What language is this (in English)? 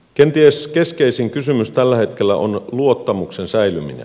Finnish